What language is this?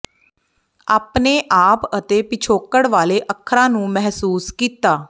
Punjabi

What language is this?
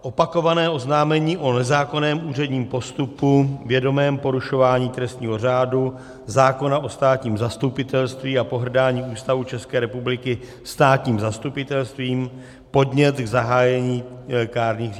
Czech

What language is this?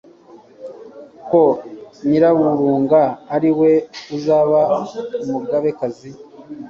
Kinyarwanda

